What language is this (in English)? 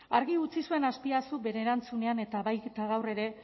Basque